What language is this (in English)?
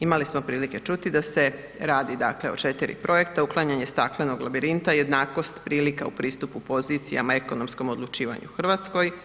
Croatian